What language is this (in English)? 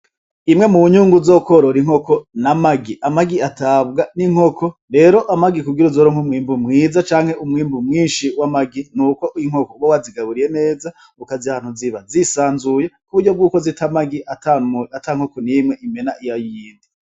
Rundi